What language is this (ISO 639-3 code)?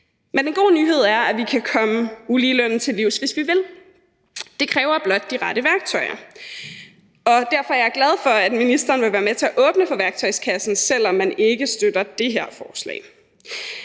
dan